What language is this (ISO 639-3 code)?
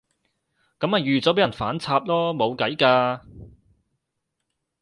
yue